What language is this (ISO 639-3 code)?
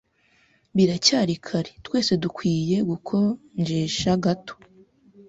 kin